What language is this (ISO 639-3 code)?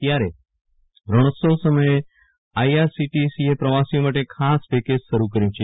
guj